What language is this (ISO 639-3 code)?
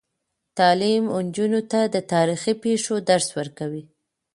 pus